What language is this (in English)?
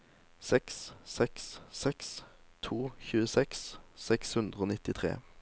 Norwegian